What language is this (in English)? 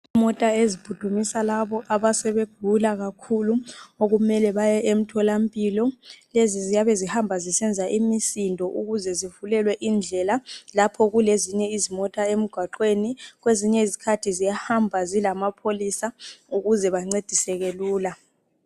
North Ndebele